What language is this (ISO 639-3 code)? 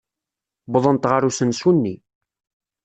kab